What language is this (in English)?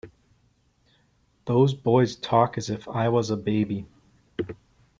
English